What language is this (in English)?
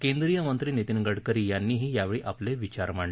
Marathi